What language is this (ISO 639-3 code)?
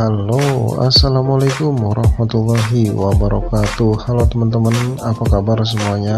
ind